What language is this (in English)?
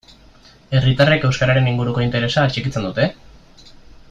Basque